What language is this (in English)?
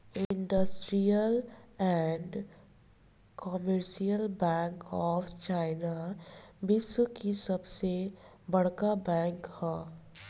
Bhojpuri